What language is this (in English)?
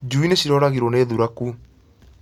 Kikuyu